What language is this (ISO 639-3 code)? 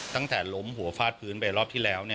tha